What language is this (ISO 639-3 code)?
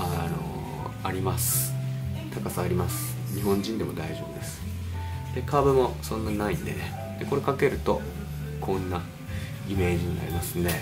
jpn